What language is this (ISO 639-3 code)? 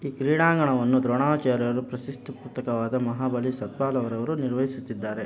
kan